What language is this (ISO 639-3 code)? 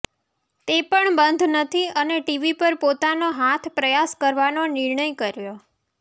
guj